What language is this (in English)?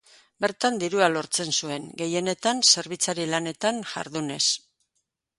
Basque